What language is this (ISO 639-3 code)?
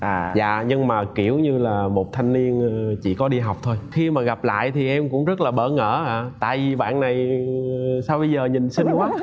vie